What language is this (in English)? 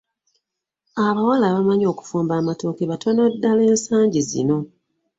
Ganda